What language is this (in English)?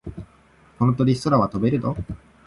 Japanese